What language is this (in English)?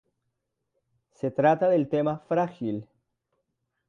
Spanish